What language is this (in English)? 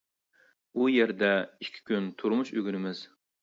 Uyghur